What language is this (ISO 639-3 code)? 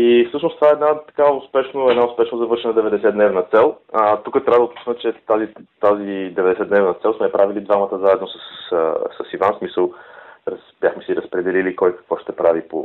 bul